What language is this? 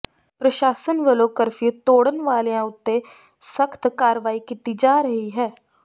Punjabi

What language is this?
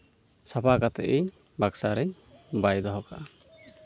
Santali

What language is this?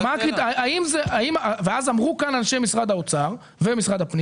Hebrew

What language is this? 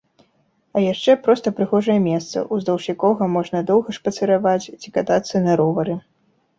Belarusian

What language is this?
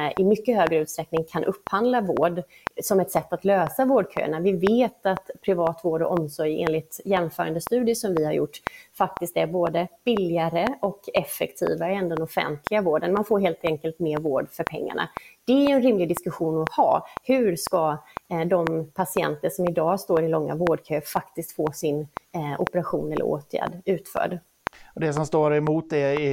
Swedish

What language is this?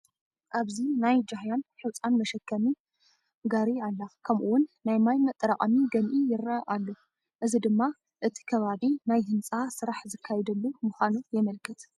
Tigrinya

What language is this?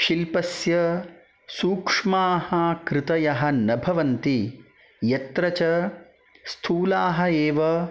Sanskrit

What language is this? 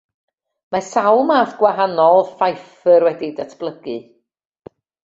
Welsh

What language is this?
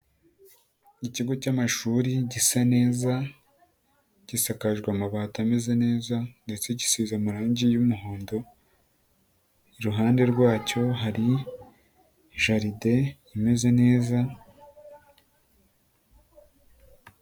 Kinyarwanda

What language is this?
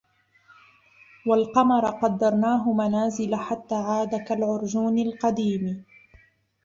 Arabic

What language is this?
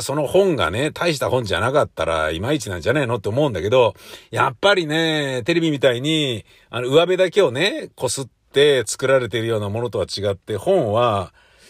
Japanese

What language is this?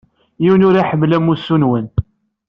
Kabyle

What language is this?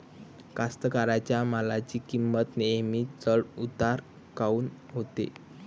Marathi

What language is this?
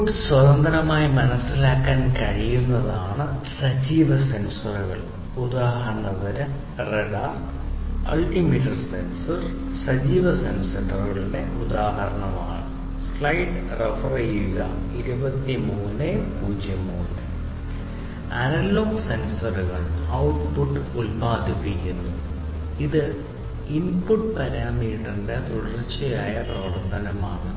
Malayalam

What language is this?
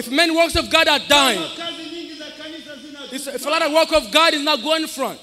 English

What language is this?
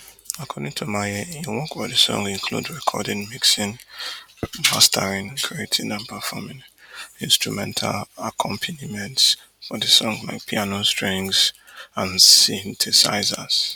Nigerian Pidgin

